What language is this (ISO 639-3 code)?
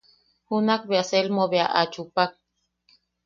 yaq